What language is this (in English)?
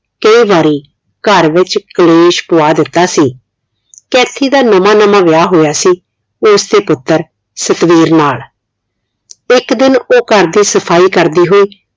Punjabi